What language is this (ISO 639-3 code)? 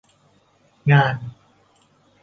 tha